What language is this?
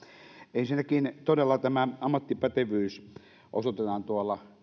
Finnish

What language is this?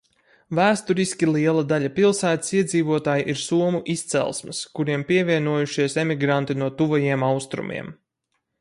Latvian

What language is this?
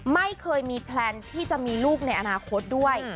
Thai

